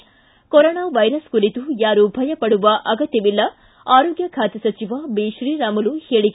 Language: Kannada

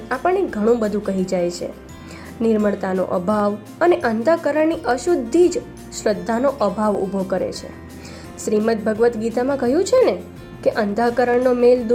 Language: Gujarati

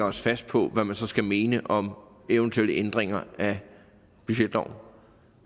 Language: Danish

